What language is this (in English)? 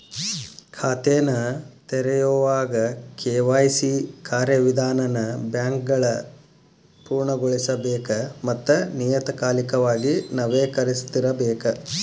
Kannada